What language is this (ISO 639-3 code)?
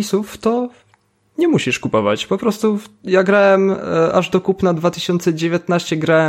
pol